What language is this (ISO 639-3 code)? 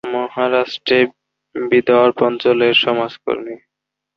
ben